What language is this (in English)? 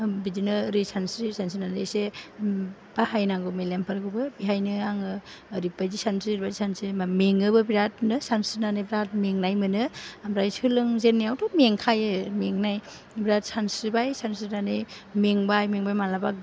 Bodo